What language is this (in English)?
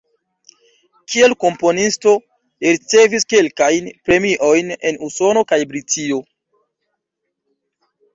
Esperanto